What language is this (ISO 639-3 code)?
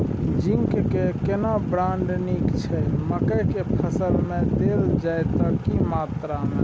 mai